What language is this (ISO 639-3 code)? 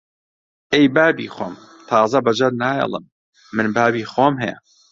ckb